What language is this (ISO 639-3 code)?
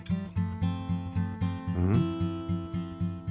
jpn